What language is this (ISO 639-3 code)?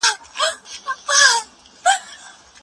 pus